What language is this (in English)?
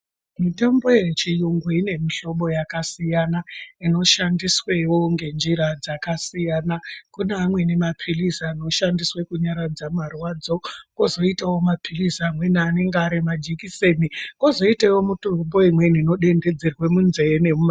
Ndau